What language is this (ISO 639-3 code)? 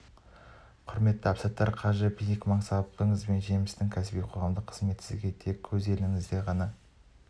kaz